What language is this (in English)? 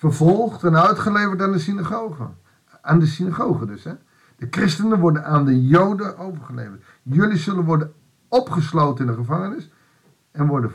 Dutch